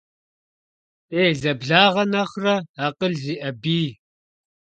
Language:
Kabardian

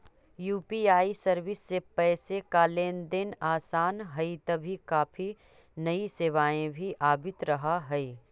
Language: Magahi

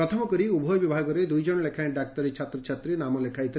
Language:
Odia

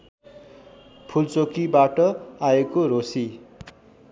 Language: Nepali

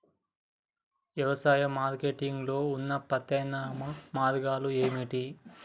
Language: Telugu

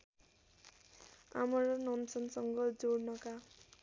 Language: Nepali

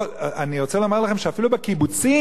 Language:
Hebrew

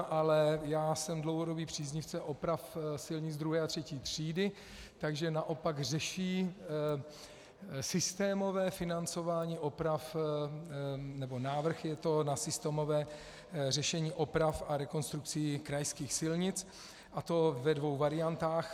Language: Czech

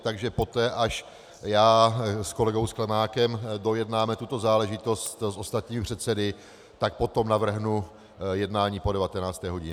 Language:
Czech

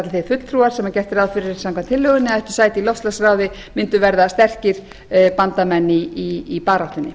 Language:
Icelandic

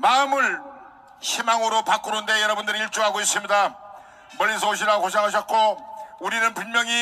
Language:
Korean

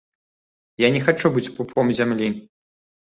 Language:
Belarusian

